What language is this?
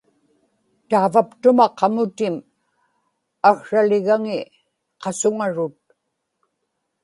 Inupiaq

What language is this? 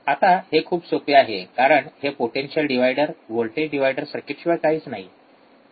Marathi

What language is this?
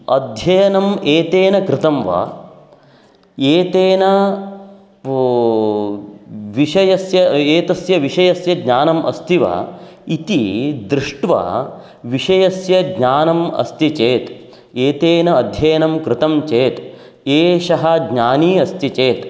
Sanskrit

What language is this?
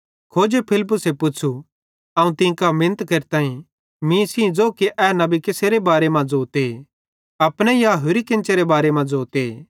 Bhadrawahi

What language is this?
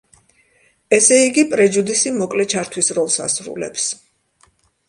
Georgian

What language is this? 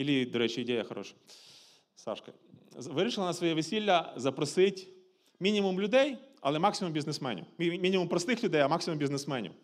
Ukrainian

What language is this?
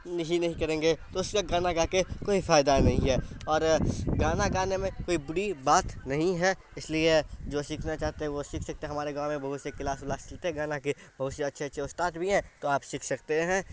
Urdu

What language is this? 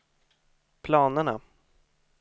Swedish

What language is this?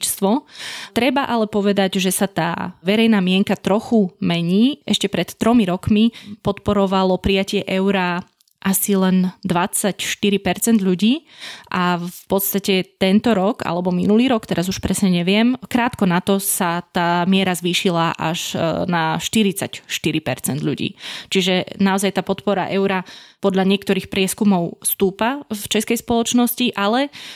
Slovak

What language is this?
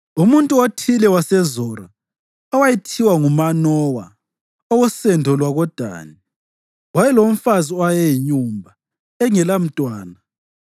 North Ndebele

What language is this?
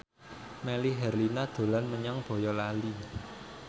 Javanese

